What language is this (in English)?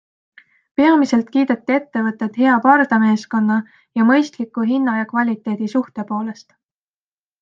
Estonian